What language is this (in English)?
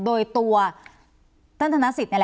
Thai